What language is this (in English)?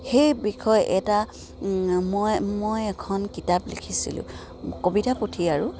Assamese